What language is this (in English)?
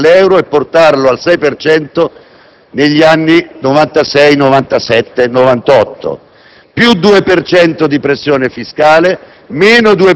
Italian